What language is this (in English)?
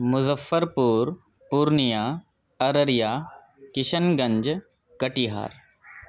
Urdu